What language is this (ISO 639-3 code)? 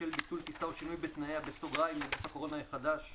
heb